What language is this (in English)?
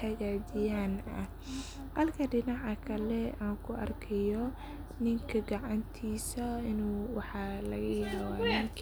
Somali